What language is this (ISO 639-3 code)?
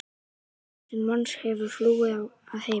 isl